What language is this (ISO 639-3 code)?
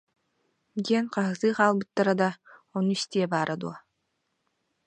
sah